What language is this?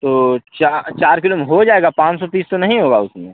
Hindi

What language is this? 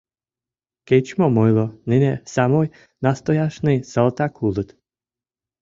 Mari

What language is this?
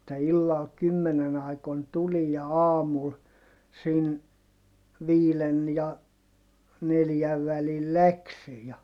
Finnish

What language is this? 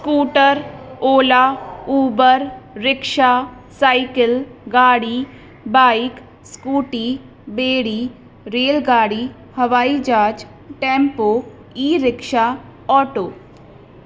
Sindhi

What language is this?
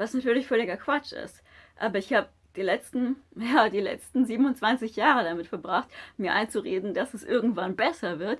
German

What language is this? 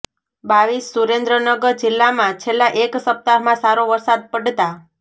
Gujarati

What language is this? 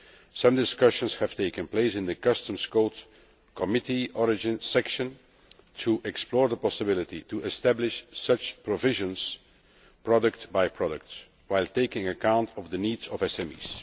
English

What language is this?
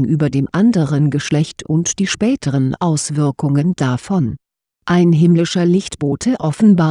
German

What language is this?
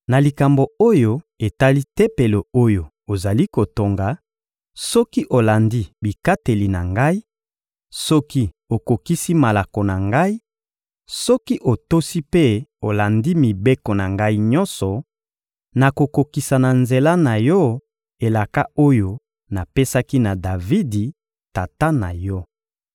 Lingala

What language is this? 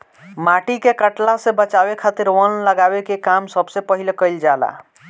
Bhojpuri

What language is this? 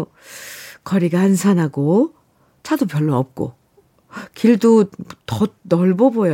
Korean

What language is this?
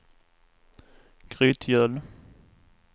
Swedish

